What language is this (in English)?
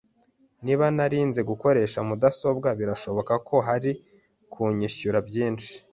Kinyarwanda